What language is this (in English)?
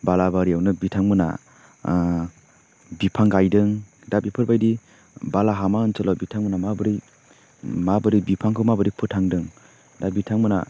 Bodo